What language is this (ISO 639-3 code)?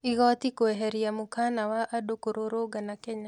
kik